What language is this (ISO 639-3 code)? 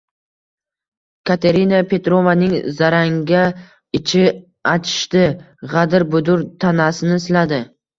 uzb